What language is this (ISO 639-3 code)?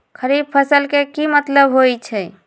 mag